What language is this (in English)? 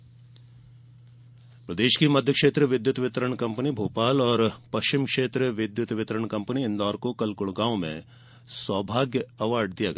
Hindi